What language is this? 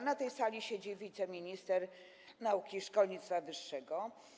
Polish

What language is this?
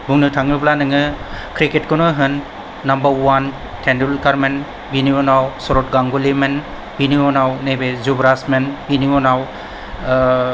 Bodo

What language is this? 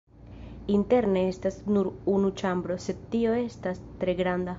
Esperanto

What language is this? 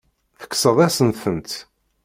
Kabyle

